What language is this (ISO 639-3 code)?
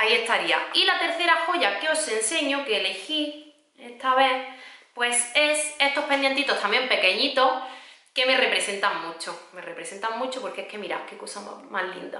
spa